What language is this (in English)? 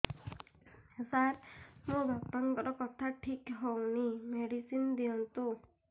Odia